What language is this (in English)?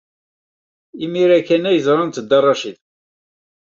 Kabyle